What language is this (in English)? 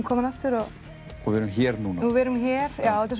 Icelandic